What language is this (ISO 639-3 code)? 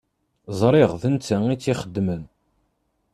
kab